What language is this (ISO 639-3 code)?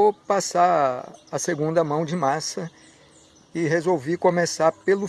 por